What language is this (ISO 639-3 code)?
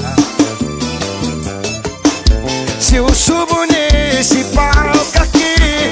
por